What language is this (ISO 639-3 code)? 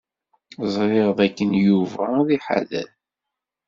kab